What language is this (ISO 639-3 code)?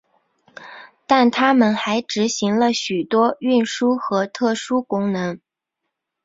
zho